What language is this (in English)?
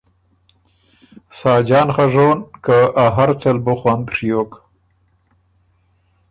Ormuri